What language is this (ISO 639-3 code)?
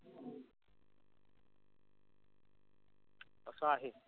mar